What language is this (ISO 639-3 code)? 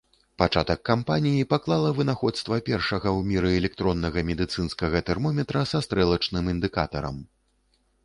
bel